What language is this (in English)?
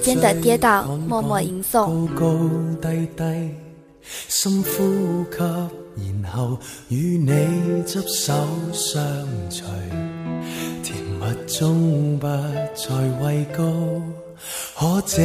Chinese